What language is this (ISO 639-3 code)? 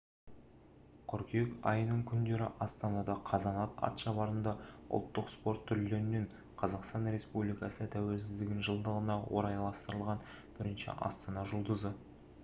kaz